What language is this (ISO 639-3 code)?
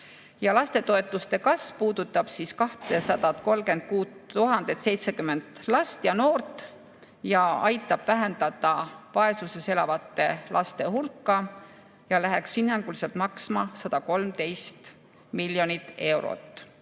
est